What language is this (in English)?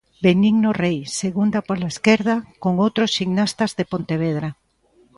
Galician